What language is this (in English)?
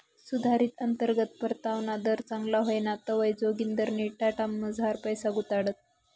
Marathi